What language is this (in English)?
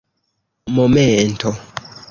Esperanto